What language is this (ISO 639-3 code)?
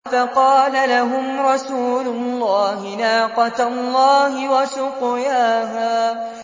ara